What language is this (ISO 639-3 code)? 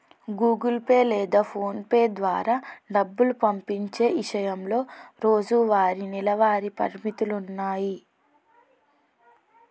tel